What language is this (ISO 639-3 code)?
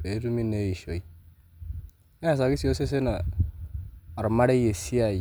mas